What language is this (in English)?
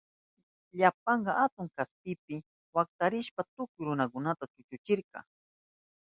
Southern Pastaza Quechua